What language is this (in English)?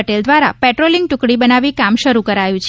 Gujarati